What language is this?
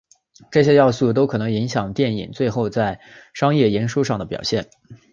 Chinese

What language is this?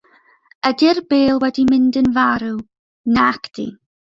Welsh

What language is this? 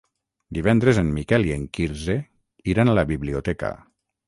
Catalan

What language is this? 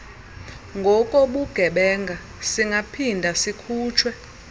Xhosa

